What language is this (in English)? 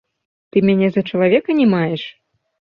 Belarusian